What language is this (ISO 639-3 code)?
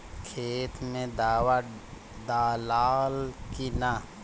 bho